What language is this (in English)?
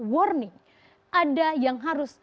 Indonesian